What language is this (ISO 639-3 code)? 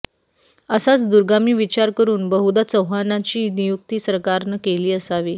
mar